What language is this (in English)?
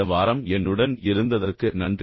Tamil